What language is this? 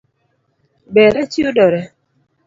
Luo (Kenya and Tanzania)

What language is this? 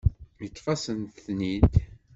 Kabyle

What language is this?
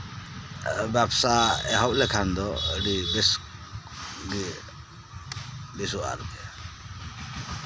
Santali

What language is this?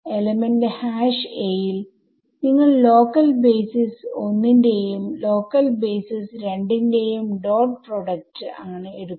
Malayalam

